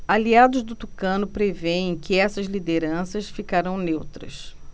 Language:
Portuguese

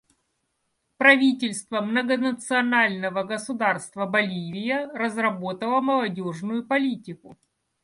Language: Russian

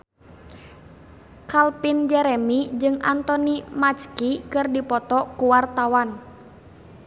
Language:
Sundanese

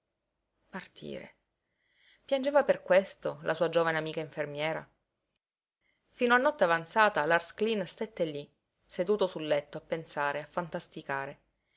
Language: Italian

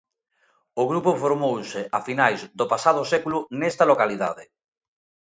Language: Galician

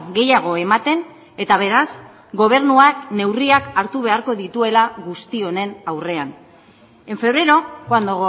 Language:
Basque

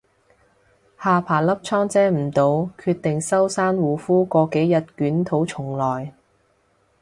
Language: Cantonese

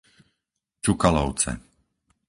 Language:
Slovak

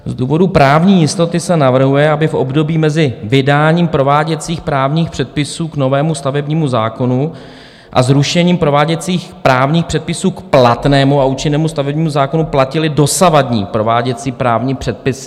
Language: Czech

